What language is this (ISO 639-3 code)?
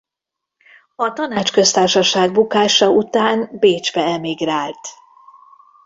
hun